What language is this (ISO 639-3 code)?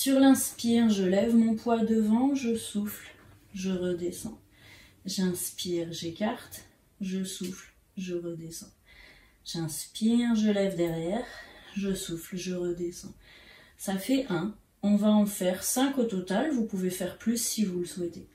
fra